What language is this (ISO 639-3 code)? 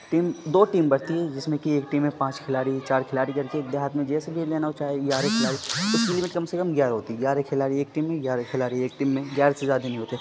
urd